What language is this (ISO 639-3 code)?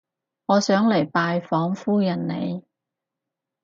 yue